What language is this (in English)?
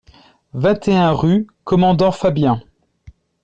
French